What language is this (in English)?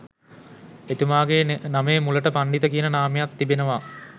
Sinhala